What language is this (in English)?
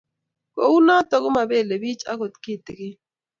Kalenjin